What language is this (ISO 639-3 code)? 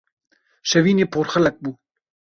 kur